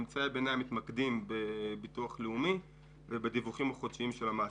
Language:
Hebrew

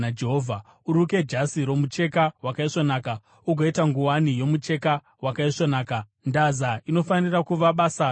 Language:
Shona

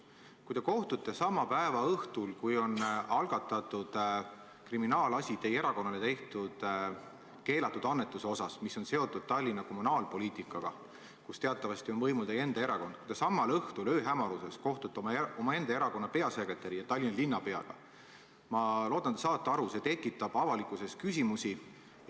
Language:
Estonian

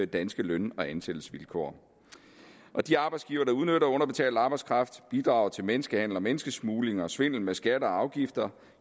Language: Danish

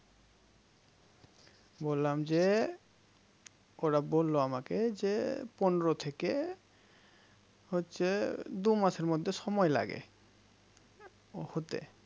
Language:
Bangla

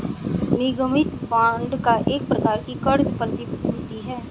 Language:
Hindi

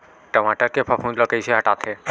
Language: Chhattisgarhi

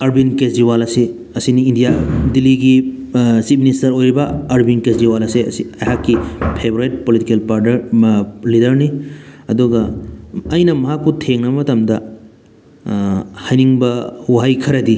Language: Manipuri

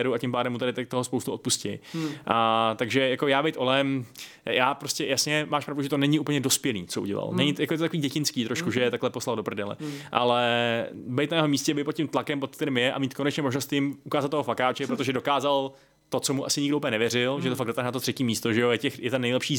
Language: Czech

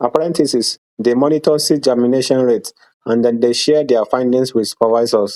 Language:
Nigerian Pidgin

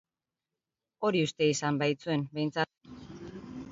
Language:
Basque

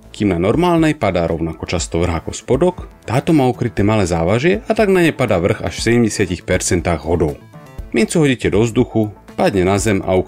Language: Slovak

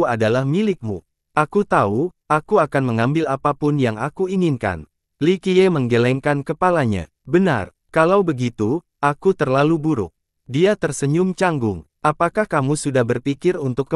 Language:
Indonesian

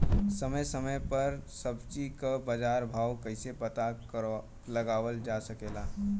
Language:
Bhojpuri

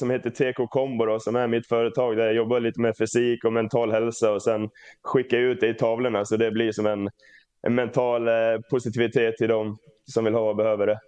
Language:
Swedish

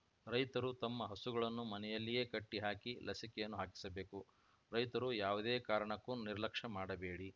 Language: Kannada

